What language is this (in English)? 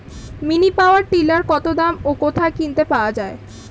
Bangla